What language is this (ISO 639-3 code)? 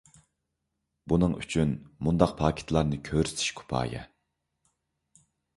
uig